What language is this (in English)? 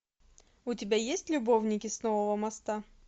Russian